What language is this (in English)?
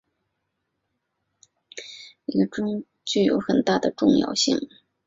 Chinese